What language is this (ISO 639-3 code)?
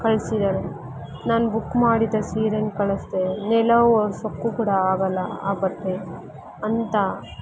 kan